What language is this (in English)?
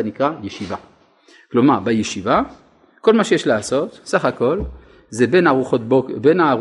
Hebrew